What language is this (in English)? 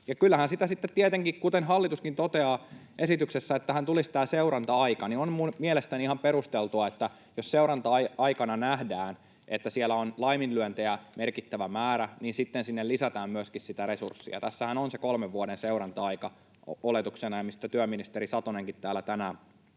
Finnish